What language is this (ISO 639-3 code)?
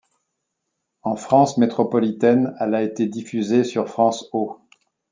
fra